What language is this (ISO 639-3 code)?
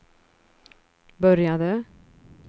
swe